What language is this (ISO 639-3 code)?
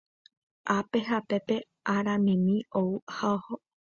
grn